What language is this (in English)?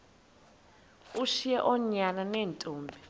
Xhosa